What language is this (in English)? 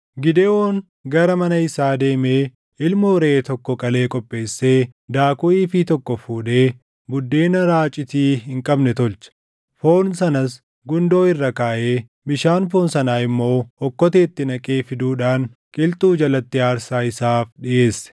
Oromo